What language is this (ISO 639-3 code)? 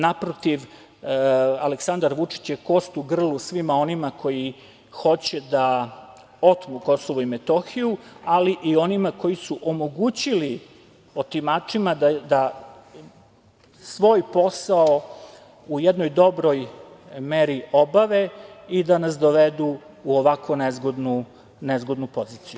srp